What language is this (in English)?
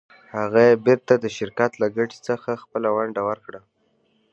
Pashto